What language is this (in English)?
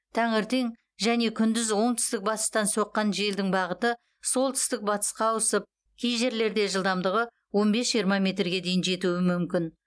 Kazakh